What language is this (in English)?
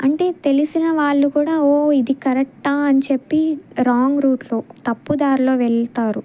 Telugu